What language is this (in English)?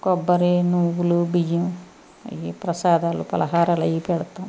Telugu